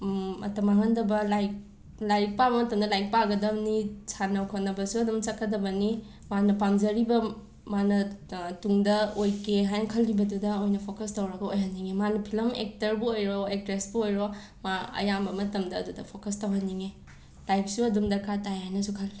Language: Manipuri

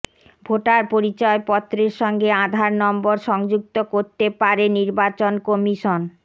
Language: Bangla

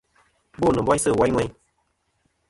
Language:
Kom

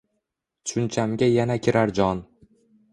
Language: Uzbek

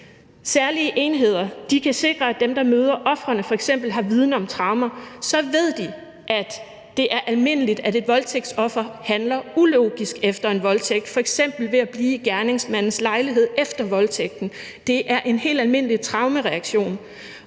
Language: Danish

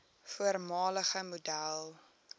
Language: Afrikaans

